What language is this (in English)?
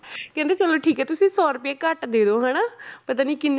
Punjabi